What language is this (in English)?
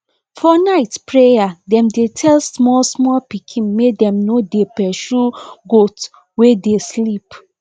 Nigerian Pidgin